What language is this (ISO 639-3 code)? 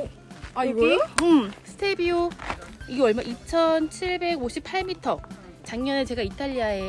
kor